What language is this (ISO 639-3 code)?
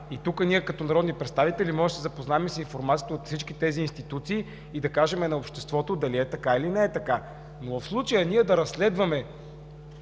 bul